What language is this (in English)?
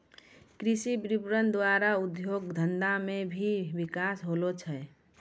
Maithili